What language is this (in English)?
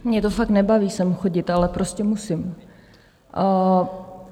Czech